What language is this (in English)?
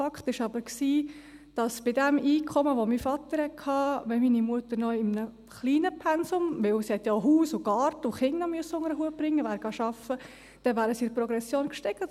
Swiss German